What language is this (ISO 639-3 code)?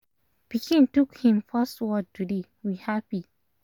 pcm